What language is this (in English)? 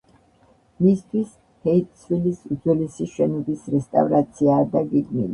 Georgian